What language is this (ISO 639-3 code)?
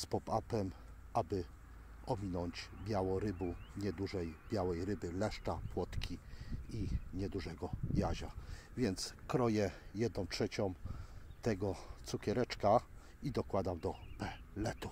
pol